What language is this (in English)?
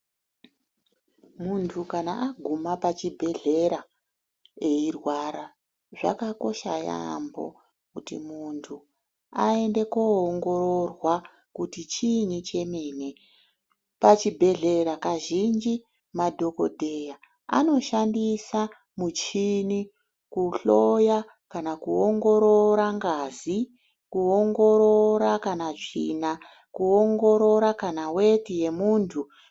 Ndau